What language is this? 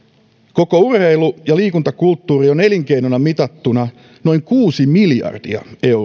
Finnish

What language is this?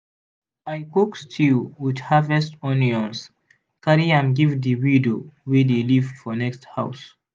Nigerian Pidgin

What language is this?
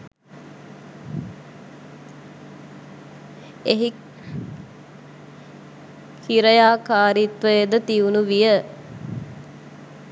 Sinhala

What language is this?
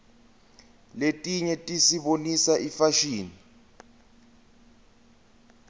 Swati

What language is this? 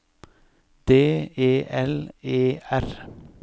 Norwegian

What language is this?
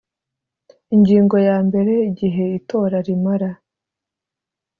Kinyarwanda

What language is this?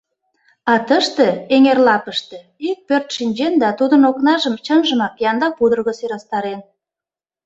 Mari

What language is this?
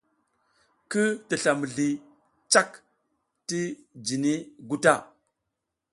South Giziga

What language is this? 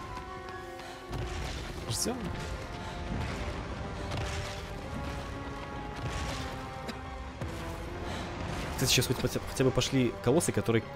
Russian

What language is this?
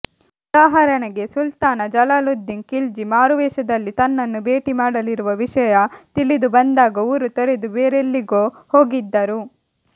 Kannada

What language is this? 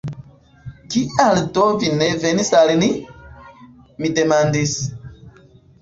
Esperanto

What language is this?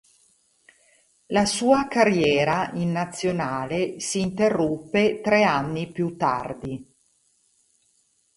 Italian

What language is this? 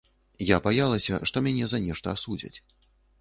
Belarusian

